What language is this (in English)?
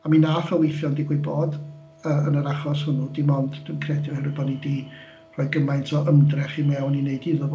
Welsh